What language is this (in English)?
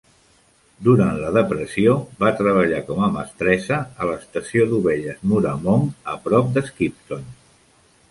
Catalan